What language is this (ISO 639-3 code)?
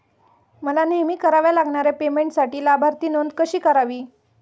mar